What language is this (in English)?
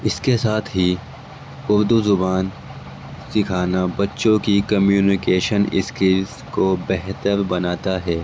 Urdu